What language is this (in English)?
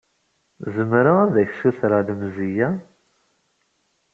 Kabyle